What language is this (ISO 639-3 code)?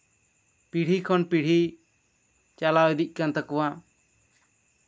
sat